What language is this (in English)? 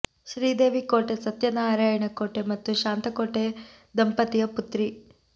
Kannada